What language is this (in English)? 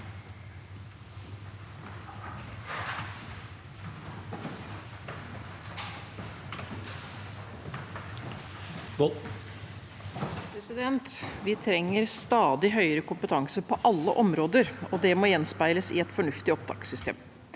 Norwegian